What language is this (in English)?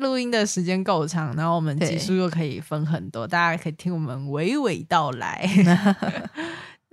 Chinese